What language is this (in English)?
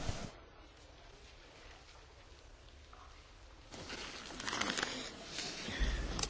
Polish